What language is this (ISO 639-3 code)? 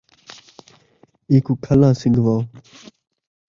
skr